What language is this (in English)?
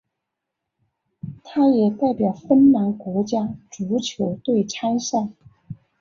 Chinese